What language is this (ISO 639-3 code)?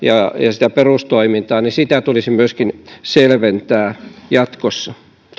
fin